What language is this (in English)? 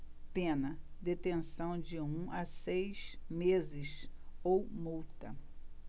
Portuguese